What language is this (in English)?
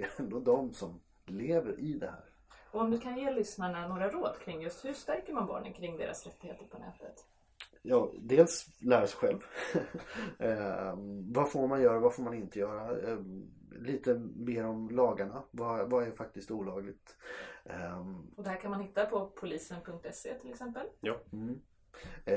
Swedish